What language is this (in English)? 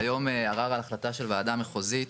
Hebrew